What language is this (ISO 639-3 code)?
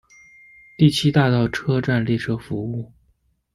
zho